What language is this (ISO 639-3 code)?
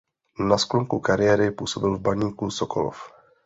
ces